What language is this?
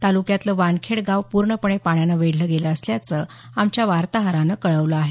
Marathi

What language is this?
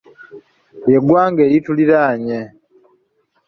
Ganda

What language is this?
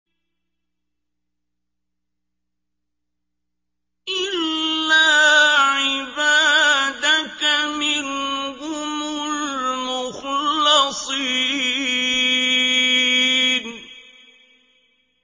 Arabic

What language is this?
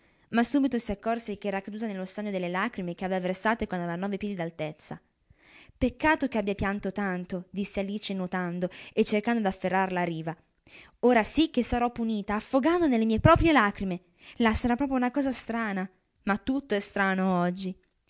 Italian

